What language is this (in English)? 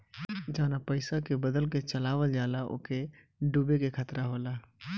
Bhojpuri